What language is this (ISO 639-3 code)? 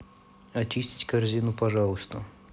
rus